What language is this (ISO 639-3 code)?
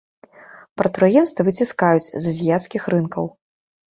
bel